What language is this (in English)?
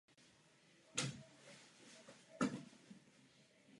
Czech